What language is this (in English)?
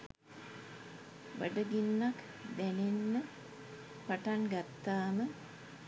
Sinhala